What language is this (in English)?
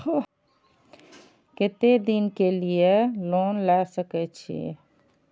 Maithili